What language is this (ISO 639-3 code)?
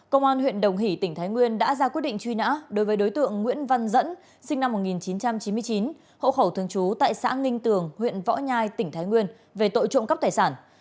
vie